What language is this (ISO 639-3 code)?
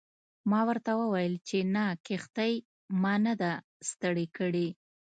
pus